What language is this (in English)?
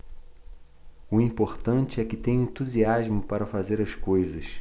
Portuguese